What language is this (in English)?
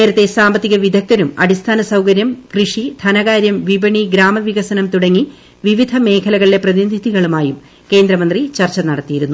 Malayalam